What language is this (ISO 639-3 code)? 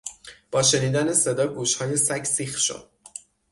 fas